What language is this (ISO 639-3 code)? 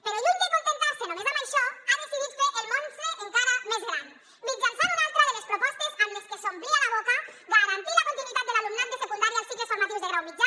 cat